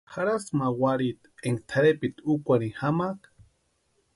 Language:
Western Highland Purepecha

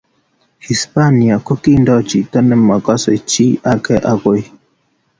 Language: Kalenjin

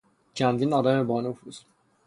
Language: Persian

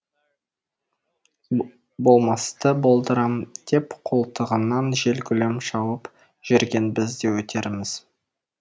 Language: Kazakh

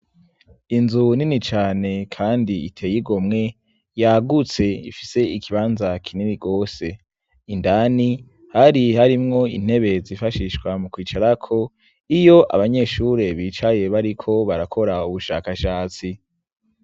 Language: Rundi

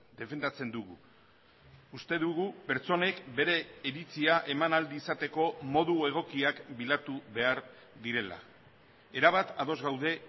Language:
Basque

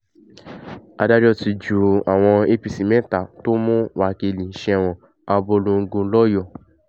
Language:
Yoruba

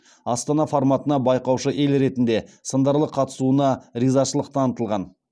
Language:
Kazakh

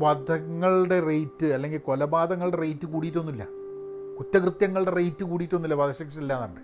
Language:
Malayalam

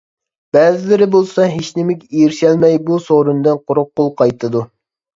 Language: Uyghur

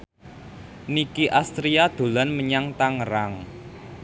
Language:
Javanese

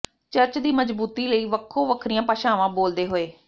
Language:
Punjabi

